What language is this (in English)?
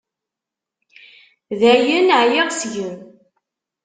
Kabyle